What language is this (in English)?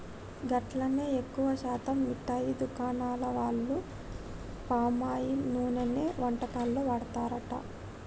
Telugu